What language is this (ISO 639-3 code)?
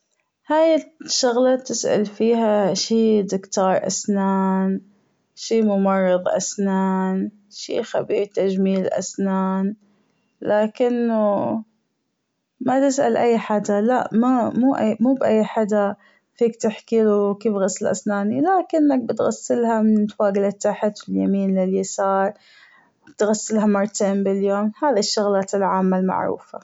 afb